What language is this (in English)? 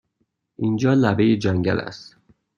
Persian